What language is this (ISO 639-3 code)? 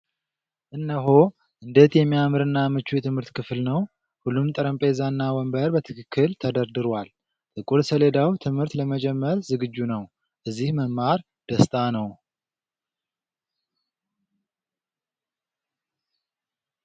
amh